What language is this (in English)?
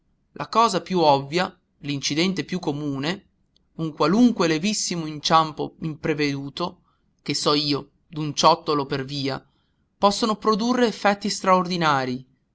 Italian